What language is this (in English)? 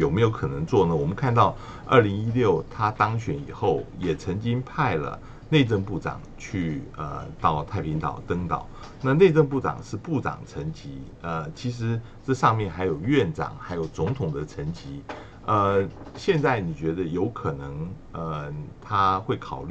Chinese